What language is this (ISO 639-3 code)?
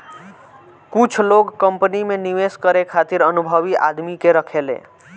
bho